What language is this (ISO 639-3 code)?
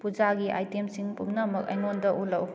mni